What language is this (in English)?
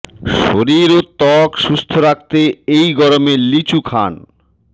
Bangla